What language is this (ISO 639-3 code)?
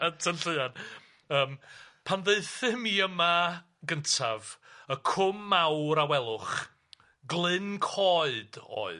cym